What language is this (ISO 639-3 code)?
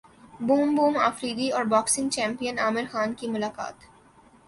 urd